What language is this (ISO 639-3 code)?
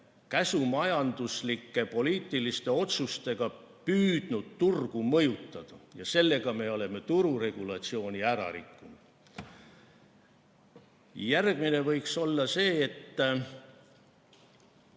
est